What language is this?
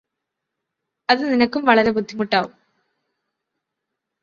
Malayalam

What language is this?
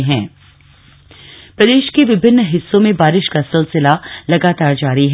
Hindi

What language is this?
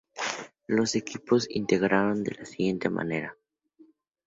Spanish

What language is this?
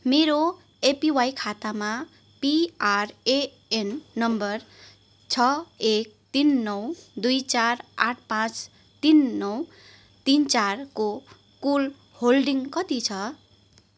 Nepali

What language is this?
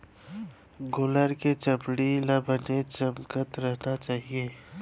Chhattisgarhi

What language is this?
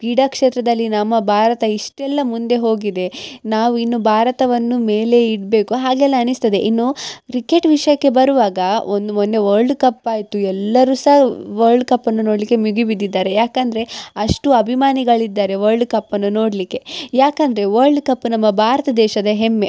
Kannada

